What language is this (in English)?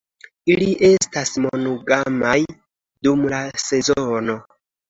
Esperanto